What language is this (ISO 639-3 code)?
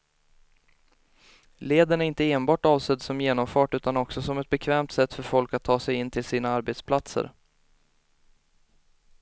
swe